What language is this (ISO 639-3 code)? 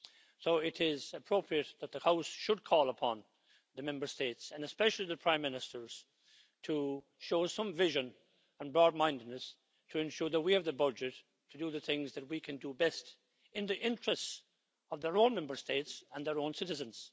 eng